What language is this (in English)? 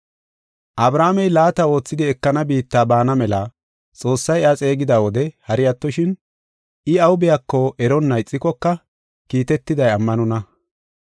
Gofa